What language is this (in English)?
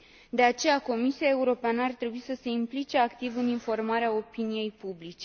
Romanian